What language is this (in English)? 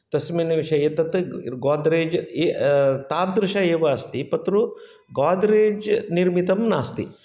Sanskrit